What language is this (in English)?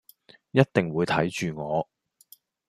Cantonese